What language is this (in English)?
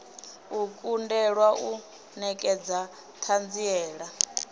Venda